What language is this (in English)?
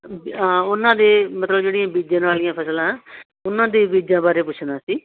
Punjabi